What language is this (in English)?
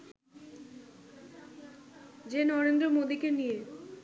Bangla